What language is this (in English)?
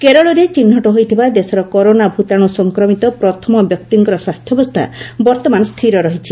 Odia